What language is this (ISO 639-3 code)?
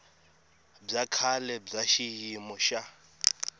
tso